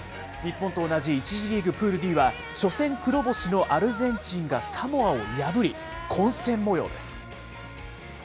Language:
Japanese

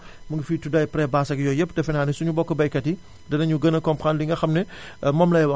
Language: Wolof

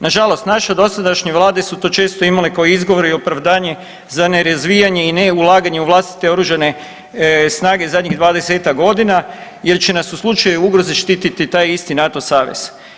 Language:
Croatian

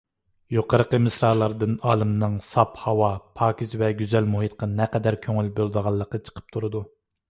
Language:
Uyghur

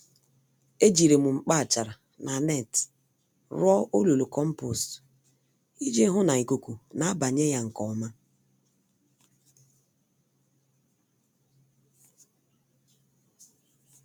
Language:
Igbo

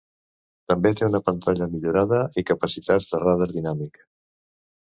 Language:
Catalan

